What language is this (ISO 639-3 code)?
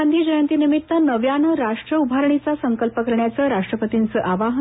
mar